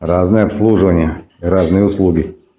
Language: Russian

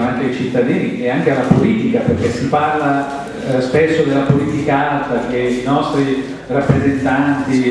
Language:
Italian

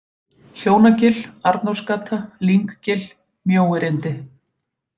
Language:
Icelandic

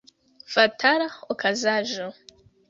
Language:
Esperanto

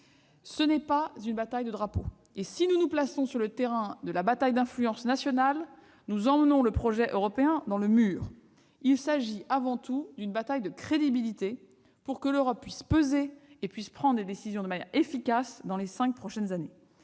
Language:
French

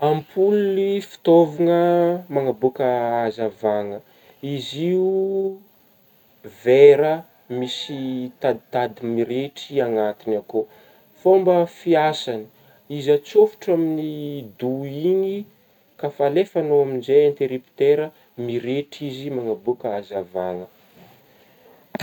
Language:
Northern Betsimisaraka Malagasy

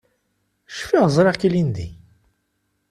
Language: Kabyle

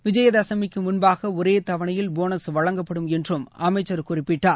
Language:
Tamil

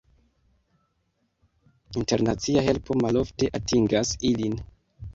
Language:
Esperanto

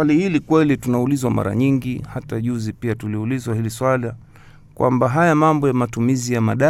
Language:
Swahili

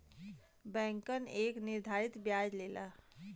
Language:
Bhojpuri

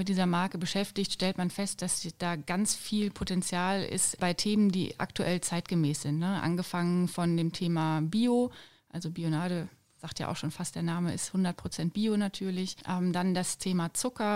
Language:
German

